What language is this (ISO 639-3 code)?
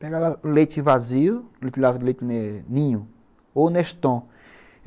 por